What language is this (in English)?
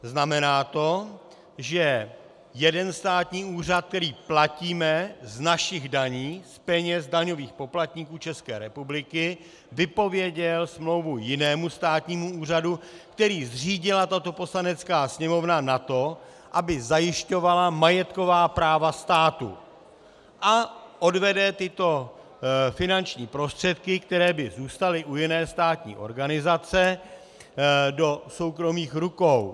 Czech